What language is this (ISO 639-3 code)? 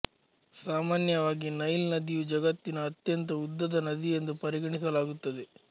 kan